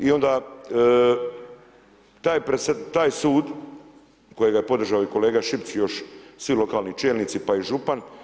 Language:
Croatian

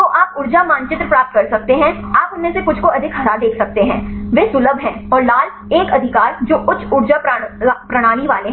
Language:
Hindi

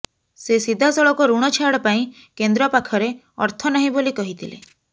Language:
Odia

